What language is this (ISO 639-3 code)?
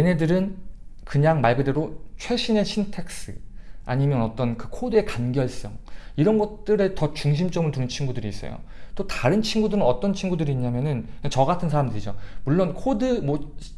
kor